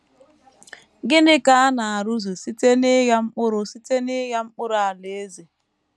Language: Igbo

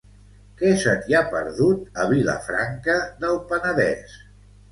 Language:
Catalan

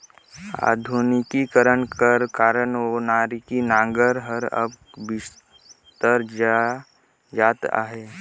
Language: Chhattisgarhi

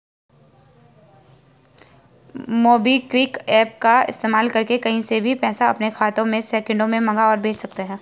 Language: Hindi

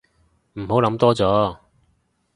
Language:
Cantonese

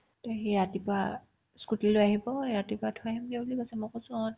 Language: Assamese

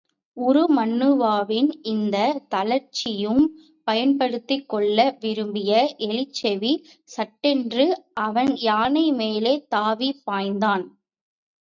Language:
Tamil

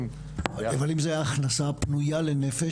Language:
Hebrew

